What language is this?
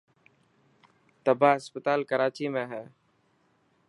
Dhatki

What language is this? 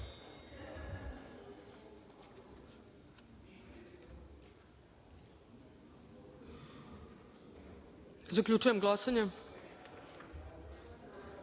Serbian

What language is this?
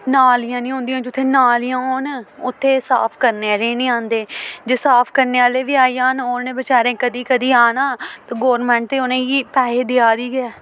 Dogri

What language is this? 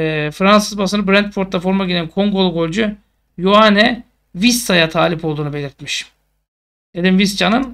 Turkish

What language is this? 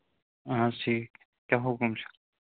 Kashmiri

